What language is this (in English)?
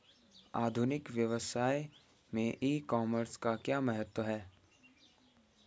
Hindi